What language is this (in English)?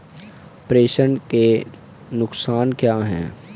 Hindi